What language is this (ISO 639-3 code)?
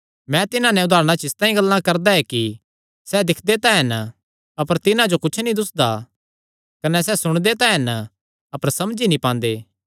xnr